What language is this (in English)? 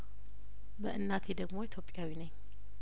Amharic